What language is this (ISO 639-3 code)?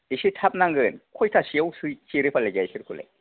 brx